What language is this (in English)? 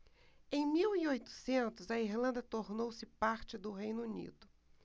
Portuguese